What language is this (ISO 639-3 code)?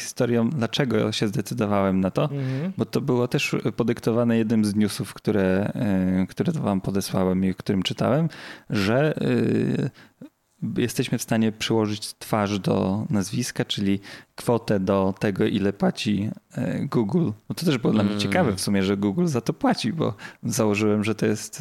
pol